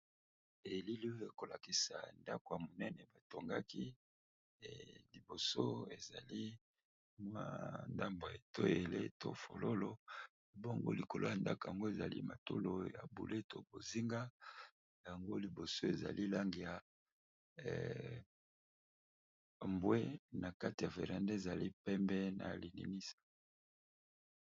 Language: Lingala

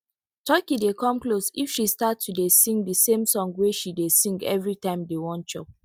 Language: Nigerian Pidgin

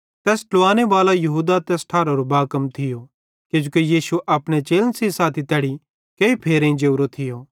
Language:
Bhadrawahi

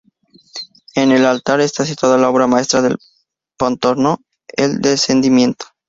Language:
Spanish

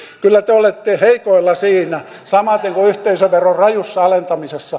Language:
Finnish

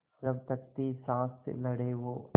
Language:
Hindi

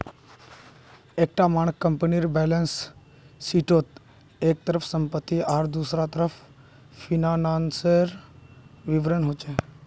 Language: Magahi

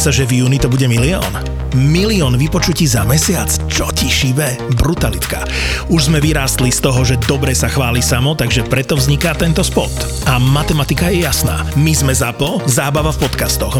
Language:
Slovak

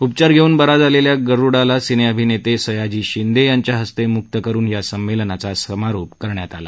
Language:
Marathi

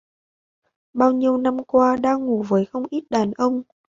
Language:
Vietnamese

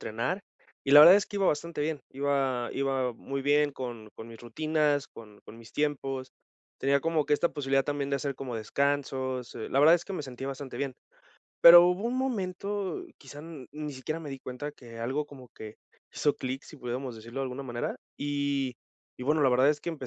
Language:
Spanish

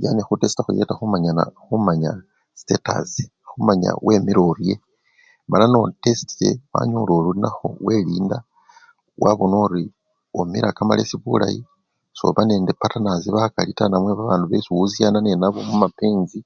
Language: Luyia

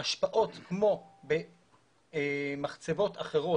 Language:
Hebrew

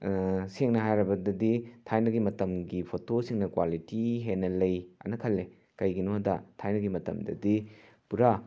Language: Manipuri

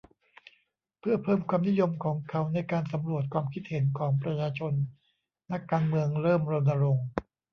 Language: Thai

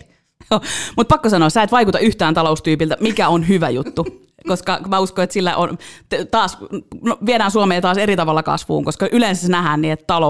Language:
Finnish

